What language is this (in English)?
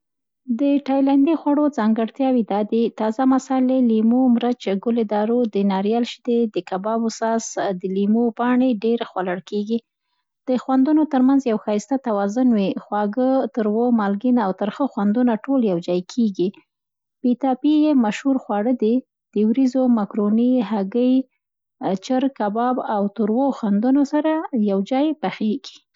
Central Pashto